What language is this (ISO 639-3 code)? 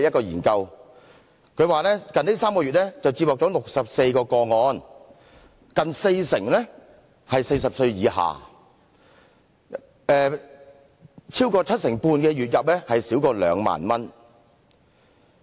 yue